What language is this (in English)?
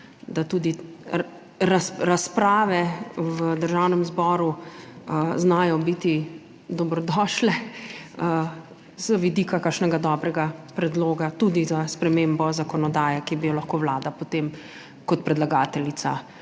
Slovenian